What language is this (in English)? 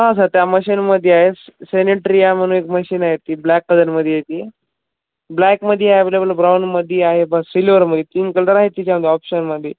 Marathi